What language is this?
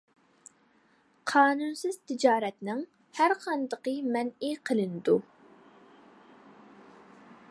Uyghur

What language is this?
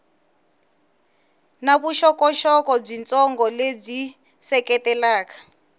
Tsonga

